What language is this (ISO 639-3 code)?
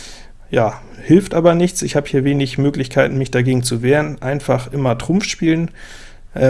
deu